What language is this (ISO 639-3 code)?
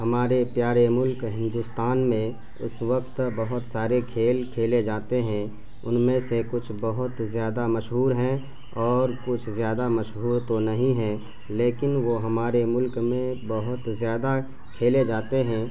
urd